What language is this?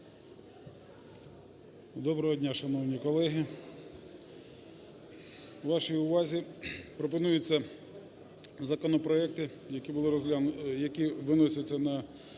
Ukrainian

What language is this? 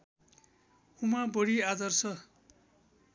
Nepali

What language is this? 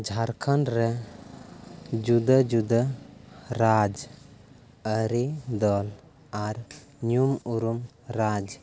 Santali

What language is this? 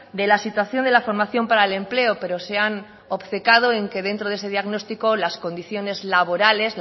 Spanish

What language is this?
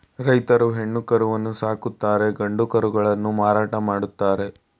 Kannada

